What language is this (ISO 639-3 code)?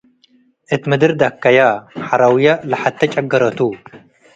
tig